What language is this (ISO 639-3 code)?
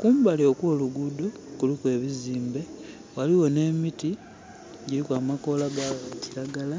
xog